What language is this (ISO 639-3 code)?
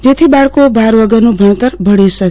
guj